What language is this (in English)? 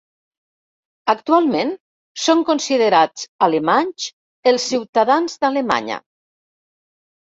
Catalan